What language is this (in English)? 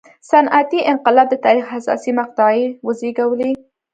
Pashto